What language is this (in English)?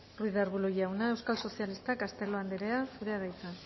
Basque